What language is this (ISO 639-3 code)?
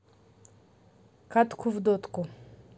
rus